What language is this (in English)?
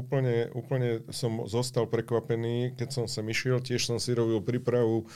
Slovak